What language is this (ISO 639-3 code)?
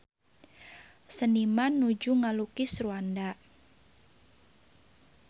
sun